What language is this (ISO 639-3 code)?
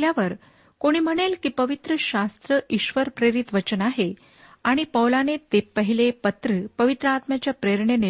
mar